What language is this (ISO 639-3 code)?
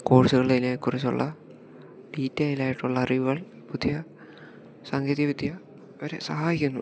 mal